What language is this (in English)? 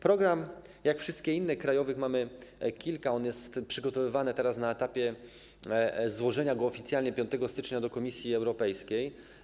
Polish